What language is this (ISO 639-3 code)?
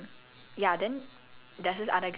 eng